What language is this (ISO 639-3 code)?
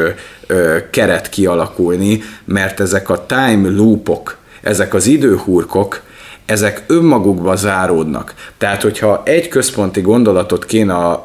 hun